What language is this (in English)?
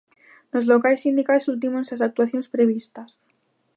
Galician